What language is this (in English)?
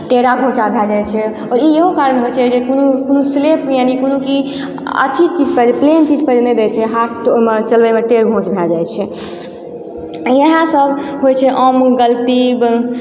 Maithili